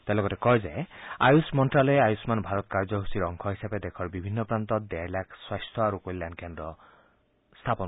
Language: Assamese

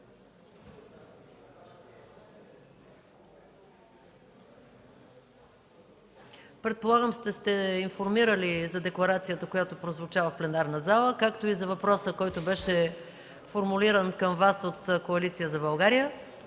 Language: Bulgarian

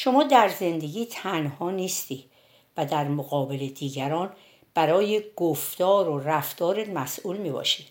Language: Persian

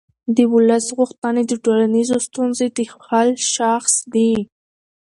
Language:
Pashto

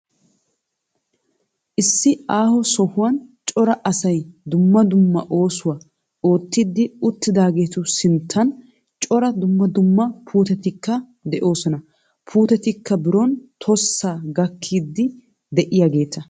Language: Wolaytta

